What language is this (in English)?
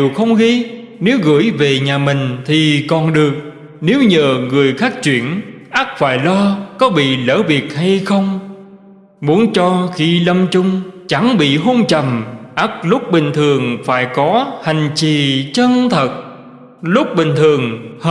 Vietnamese